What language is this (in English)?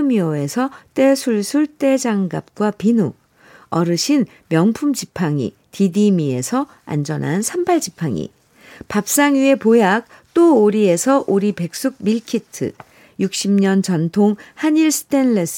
Korean